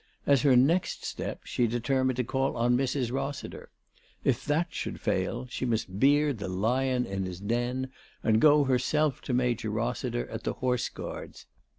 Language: English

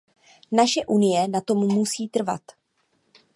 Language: Czech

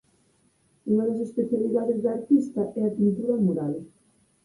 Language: Galician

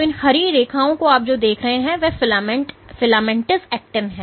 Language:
Hindi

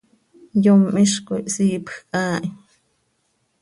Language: Seri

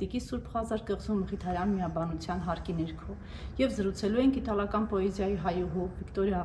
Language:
Turkish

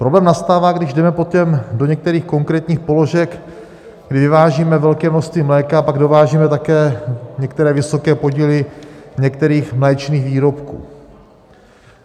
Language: Czech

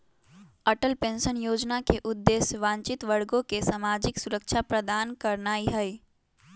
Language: Magahi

